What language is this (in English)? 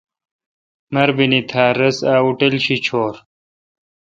Kalkoti